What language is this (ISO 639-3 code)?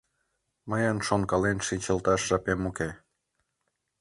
chm